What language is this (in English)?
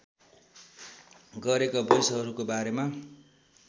Nepali